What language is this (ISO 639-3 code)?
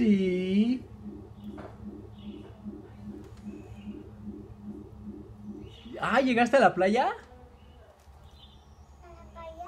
spa